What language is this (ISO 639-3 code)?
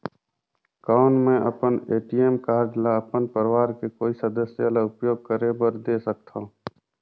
hne